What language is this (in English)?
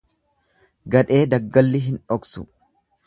Oromo